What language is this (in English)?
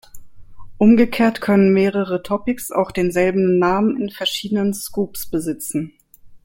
German